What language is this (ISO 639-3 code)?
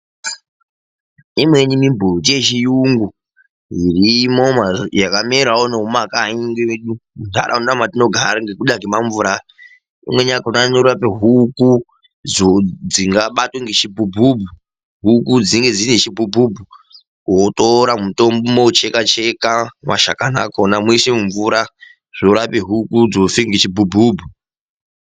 ndc